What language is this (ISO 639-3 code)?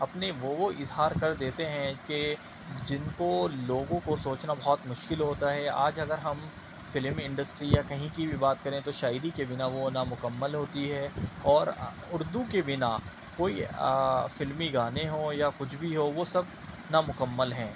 urd